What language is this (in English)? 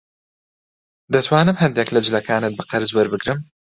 Central Kurdish